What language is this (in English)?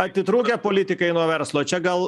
Lithuanian